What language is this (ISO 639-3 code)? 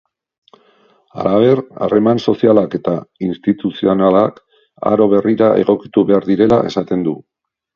eus